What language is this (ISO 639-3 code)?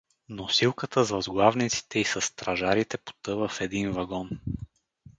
bul